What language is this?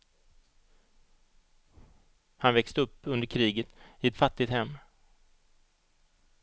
Swedish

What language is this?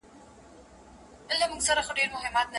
Pashto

